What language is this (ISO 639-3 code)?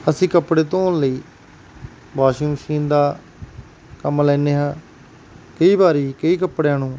pan